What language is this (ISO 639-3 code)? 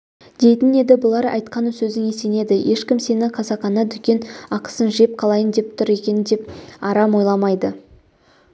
kaz